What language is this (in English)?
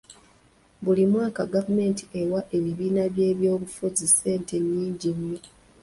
Ganda